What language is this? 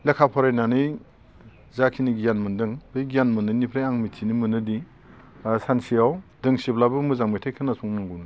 Bodo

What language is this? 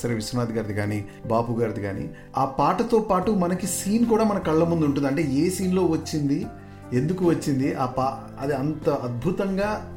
Telugu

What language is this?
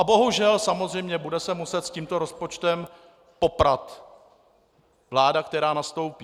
Czech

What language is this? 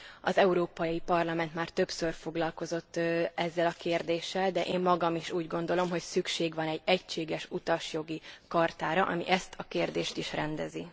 Hungarian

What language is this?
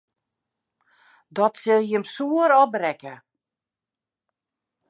Western Frisian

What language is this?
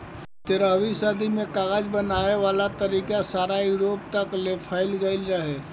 Bhojpuri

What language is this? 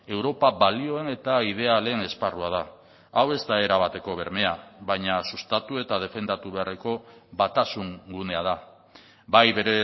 Basque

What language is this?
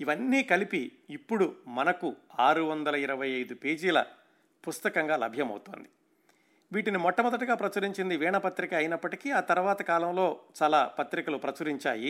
Telugu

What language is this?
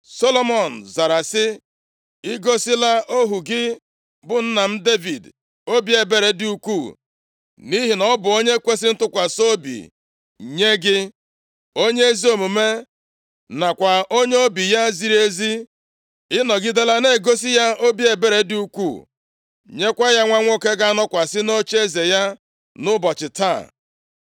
Igbo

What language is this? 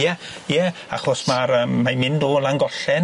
Welsh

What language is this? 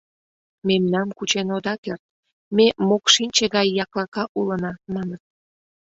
Mari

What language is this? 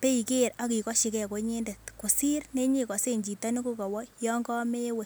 Kalenjin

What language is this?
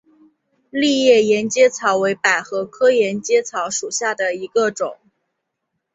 Chinese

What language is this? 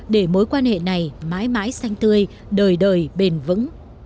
Vietnamese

